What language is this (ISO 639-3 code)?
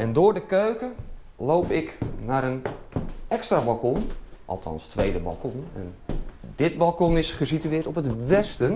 nld